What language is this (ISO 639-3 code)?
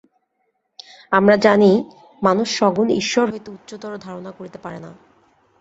ben